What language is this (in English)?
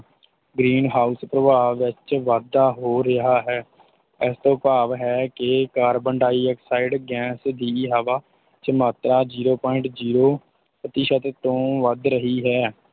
Punjabi